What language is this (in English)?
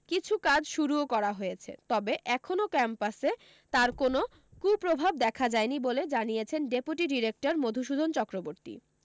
Bangla